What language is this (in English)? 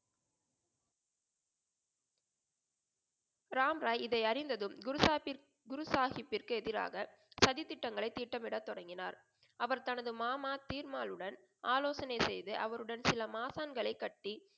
Tamil